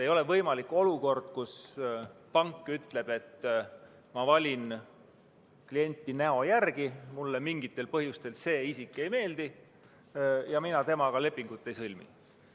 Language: Estonian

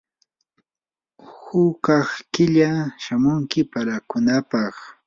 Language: Yanahuanca Pasco Quechua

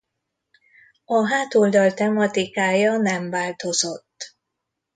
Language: Hungarian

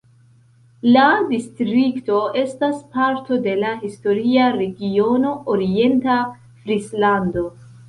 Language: Esperanto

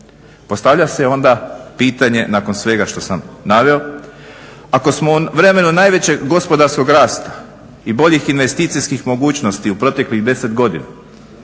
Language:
Croatian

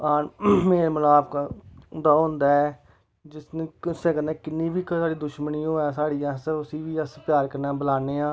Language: Dogri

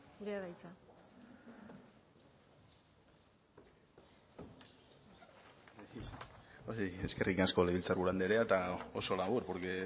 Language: Basque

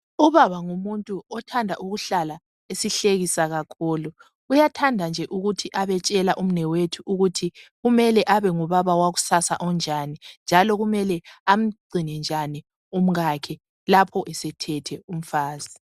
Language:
North Ndebele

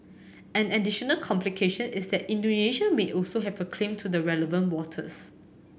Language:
English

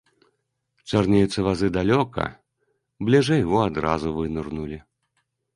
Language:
Belarusian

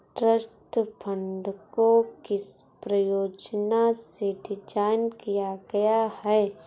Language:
Hindi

